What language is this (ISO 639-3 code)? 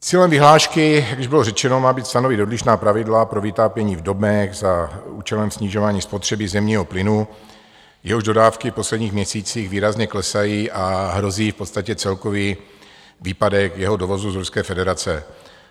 ces